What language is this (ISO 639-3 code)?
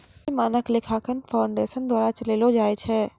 mai